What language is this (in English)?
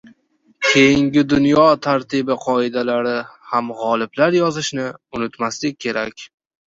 Uzbek